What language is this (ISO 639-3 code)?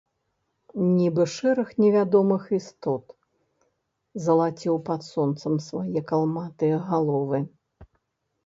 bel